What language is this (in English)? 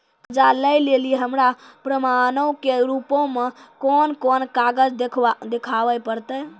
Maithili